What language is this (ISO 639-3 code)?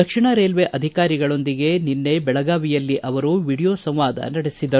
kan